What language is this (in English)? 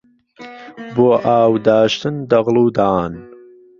Central Kurdish